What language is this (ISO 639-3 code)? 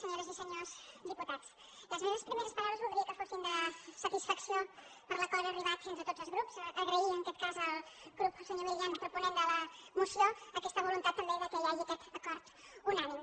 cat